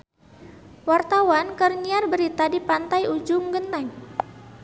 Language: Sundanese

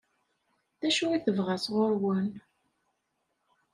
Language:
Kabyle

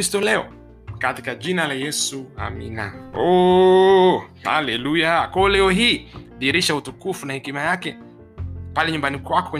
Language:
Swahili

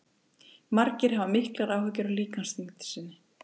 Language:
Icelandic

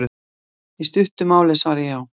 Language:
Icelandic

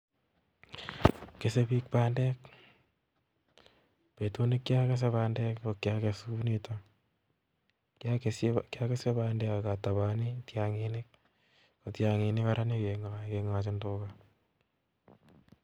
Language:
Kalenjin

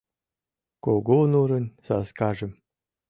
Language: Mari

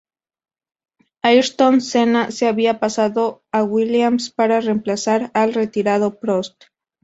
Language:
Spanish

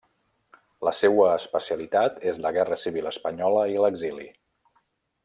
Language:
Catalan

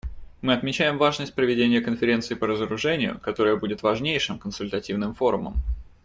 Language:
Russian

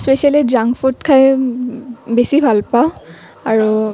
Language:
Assamese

